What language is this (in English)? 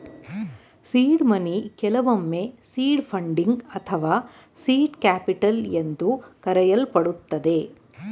Kannada